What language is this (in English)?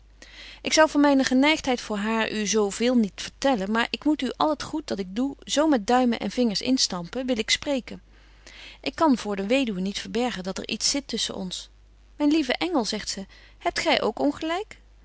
Dutch